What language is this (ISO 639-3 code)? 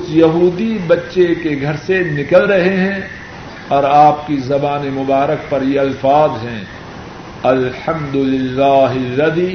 urd